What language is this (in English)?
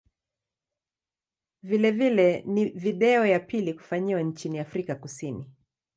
Swahili